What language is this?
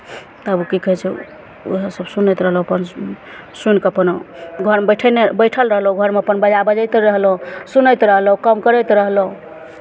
Maithili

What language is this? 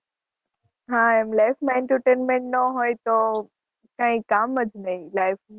Gujarati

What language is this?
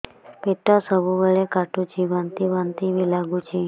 Odia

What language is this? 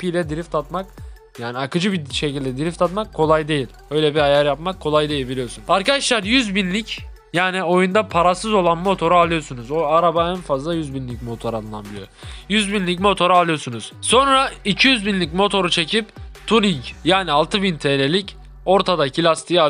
Turkish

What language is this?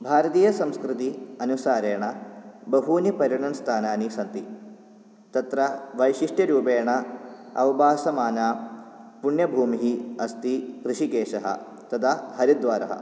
Sanskrit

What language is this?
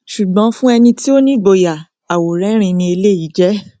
Yoruba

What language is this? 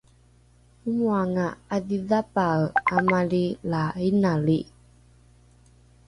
Rukai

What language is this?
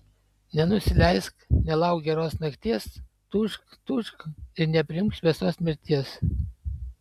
Lithuanian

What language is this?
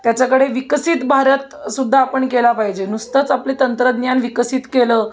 Marathi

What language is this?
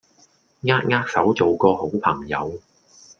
Cantonese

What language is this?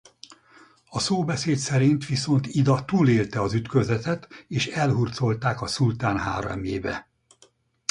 Hungarian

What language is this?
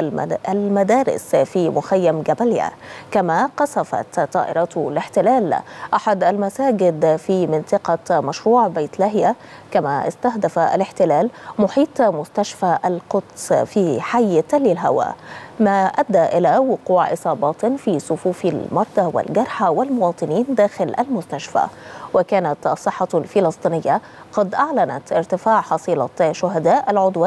Arabic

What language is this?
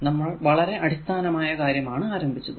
Malayalam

